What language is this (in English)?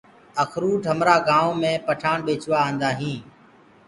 Gurgula